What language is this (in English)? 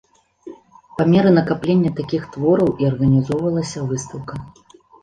Belarusian